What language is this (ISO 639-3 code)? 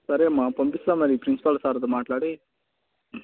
tel